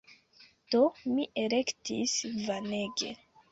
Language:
Esperanto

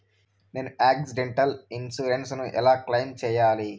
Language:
Telugu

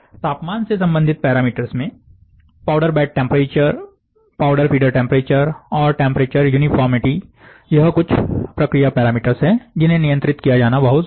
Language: Hindi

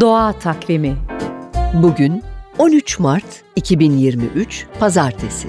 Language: Turkish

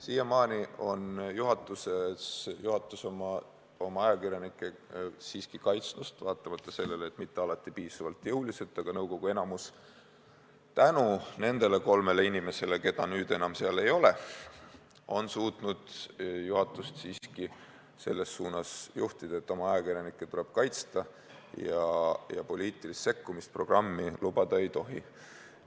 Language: Estonian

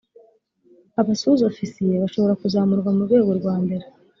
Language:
Kinyarwanda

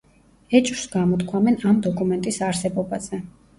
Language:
Georgian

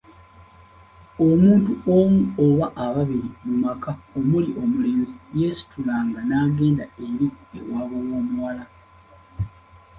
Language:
Ganda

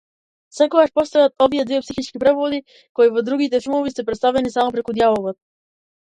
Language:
Macedonian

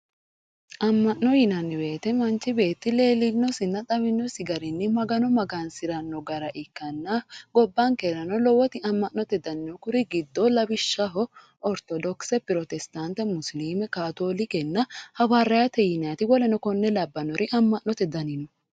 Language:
Sidamo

